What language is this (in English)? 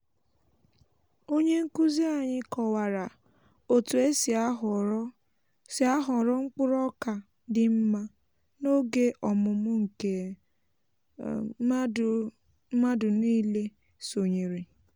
Igbo